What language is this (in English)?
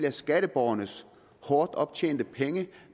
Danish